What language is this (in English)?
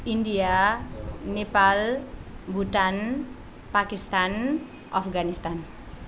Nepali